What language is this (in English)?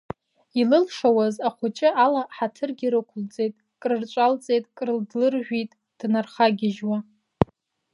Abkhazian